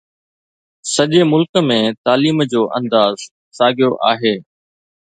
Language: Sindhi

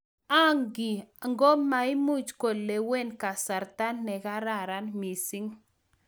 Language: Kalenjin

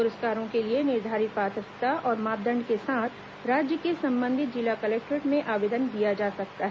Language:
Hindi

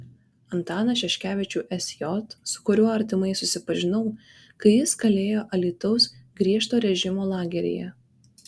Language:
Lithuanian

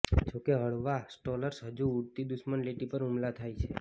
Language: Gujarati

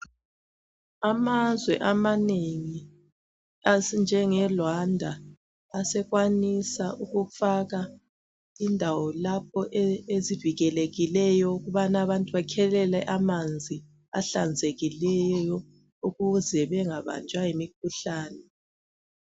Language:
North Ndebele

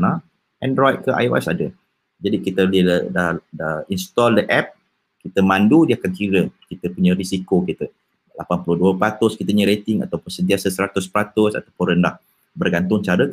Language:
Malay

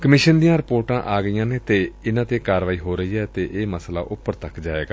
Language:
Punjabi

